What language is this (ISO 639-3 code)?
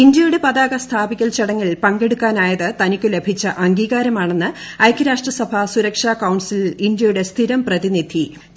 mal